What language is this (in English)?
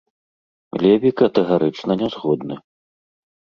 Belarusian